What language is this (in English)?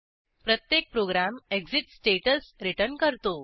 Marathi